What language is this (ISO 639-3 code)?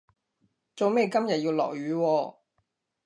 yue